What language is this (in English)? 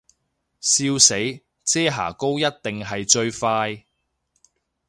Cantonese